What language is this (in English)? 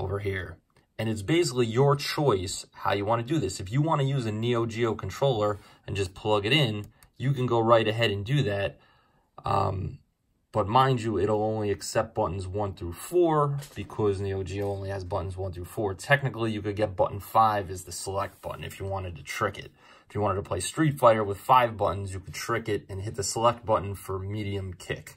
English